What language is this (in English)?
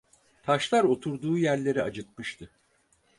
Turkish